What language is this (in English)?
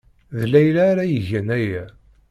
Kabyle